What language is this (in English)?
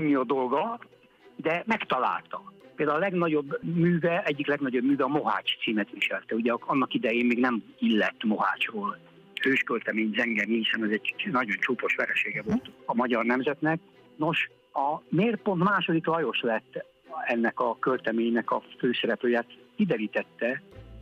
Hungarian